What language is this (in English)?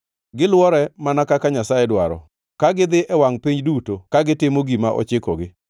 Luo (Kenya and Tanzania)